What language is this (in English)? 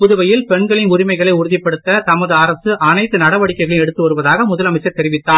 Tamil